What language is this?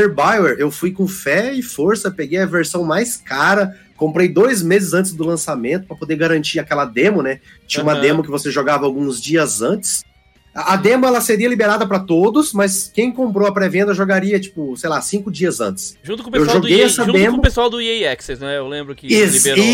Portuguese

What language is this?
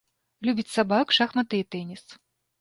Belarusian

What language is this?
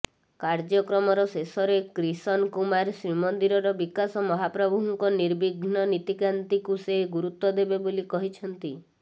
Odia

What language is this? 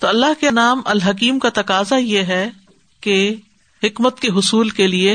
Urdu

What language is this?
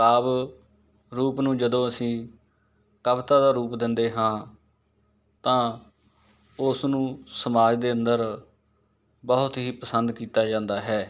Punjabi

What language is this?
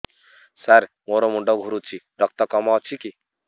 Odia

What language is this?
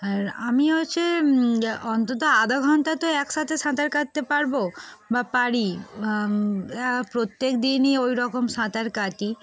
Bangla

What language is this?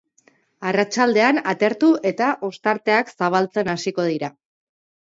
Basque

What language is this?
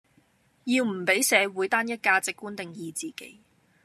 Cantonese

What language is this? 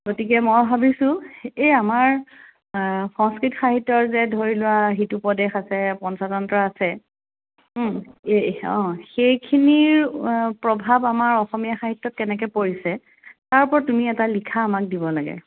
Assamese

